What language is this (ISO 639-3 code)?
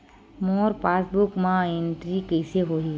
hne